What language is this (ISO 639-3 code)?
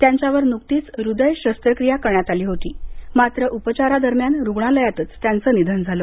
mar